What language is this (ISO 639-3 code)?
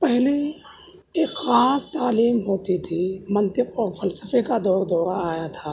urd